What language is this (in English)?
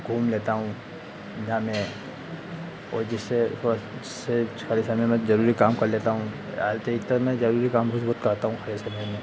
Hindi